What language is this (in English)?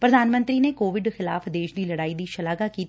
Punjabi